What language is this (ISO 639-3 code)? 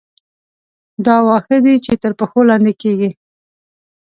pus